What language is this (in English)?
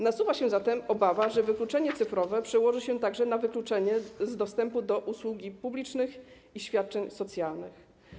Polish